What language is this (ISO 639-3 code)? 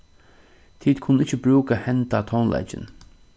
fao